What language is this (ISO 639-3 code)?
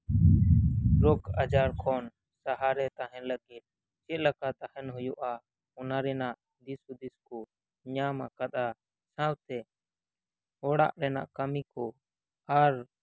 sat